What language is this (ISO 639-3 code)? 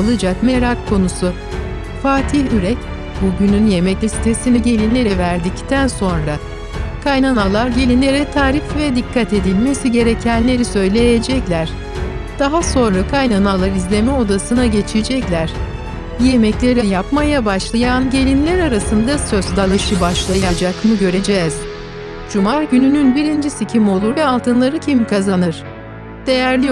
tur